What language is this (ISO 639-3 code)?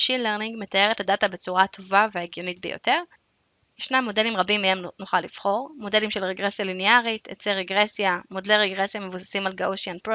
heb